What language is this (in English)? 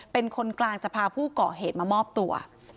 Thai